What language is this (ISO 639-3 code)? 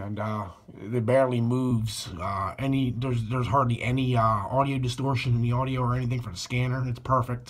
eng